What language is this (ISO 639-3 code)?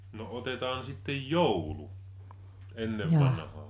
fin